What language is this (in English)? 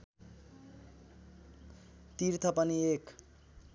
Nepali